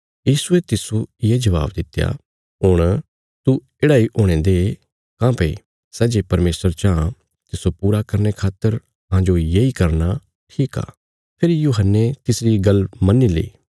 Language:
Bilaspuri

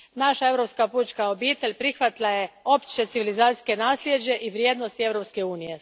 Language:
Croatian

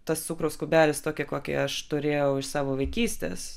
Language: Lithuanian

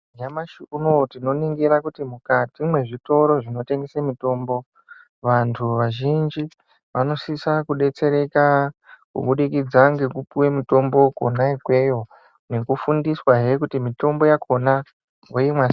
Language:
Ndau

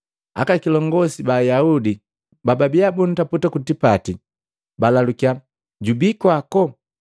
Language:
Matengo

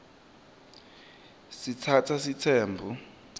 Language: Swati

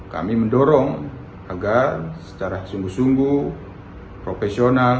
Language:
Indonesian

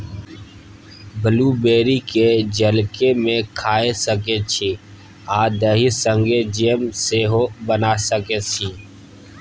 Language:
Maithili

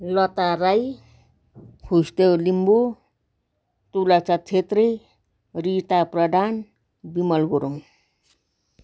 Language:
Nepali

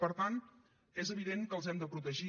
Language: Catalan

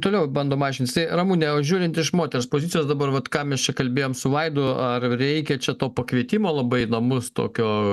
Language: Lithuanian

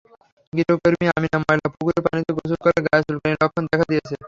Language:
Bangla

